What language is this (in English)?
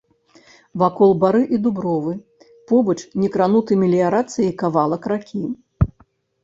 Belarusian